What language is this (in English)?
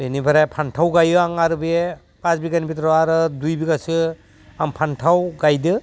Bodo